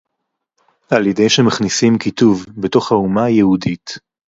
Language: Hebrew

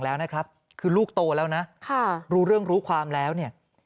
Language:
Thai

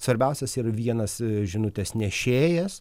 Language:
Lithuanian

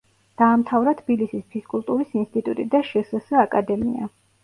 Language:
Georgian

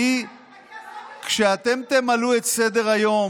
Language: Hebrew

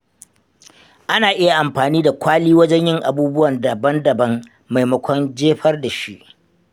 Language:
Hausa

